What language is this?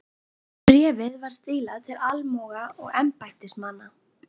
Icelandic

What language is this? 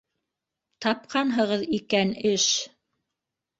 Bashkir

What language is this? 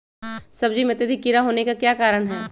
Magahi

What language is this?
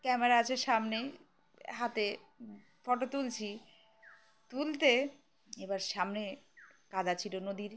Bangla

